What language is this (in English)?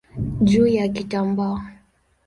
Swahili